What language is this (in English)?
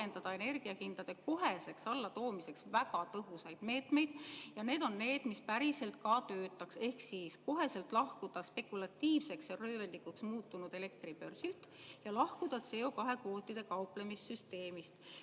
Estonian